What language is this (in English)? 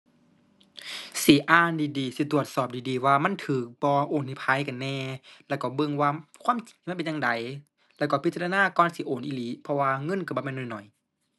Thai